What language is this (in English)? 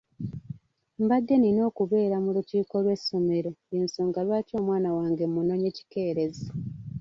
Ganda